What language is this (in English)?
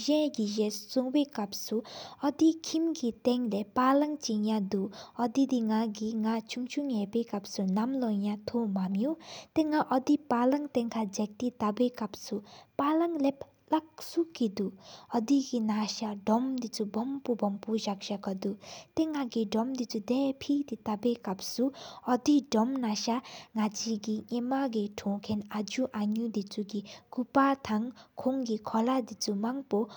Sikkimese